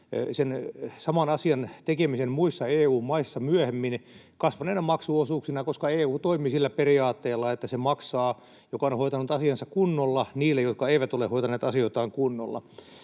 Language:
Finnish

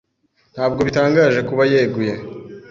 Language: Kinyarwanda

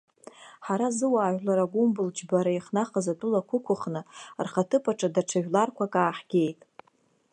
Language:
Abkhazian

